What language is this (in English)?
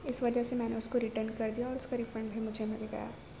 Urdu